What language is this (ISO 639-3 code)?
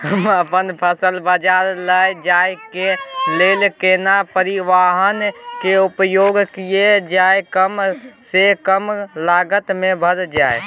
mai